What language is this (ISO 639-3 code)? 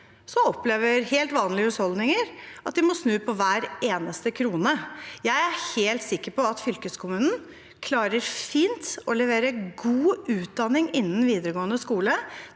nor